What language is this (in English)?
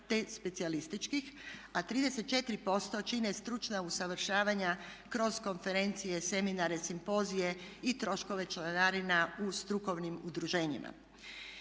Croatian